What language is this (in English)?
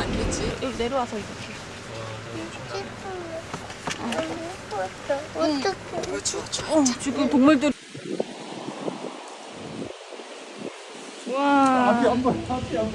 Korean